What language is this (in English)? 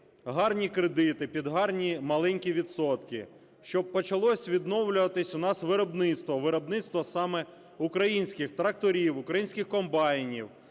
Ukrainian